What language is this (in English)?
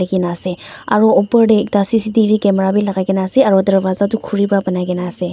Naga Pidgin